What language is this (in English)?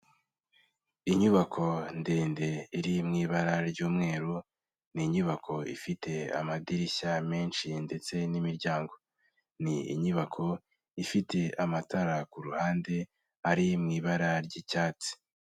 Kinyarwanda